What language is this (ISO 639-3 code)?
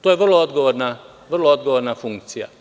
srp